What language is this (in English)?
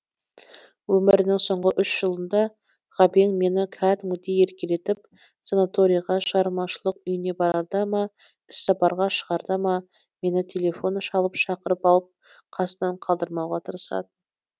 Kazakh